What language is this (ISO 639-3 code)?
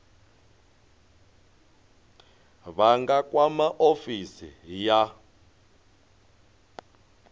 ven